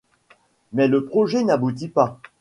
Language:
French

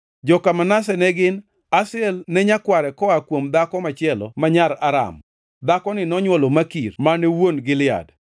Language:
Luo (Kenya and Tanzania)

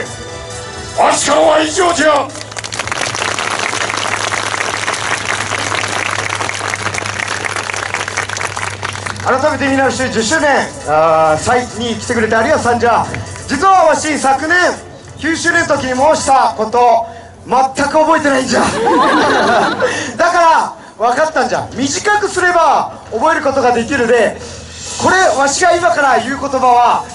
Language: Japanese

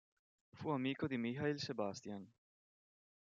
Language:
Italian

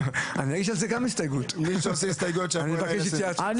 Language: Hebrew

